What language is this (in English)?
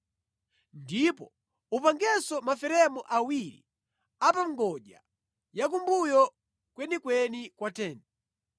Nyanja